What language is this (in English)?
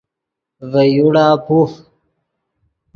Yidgha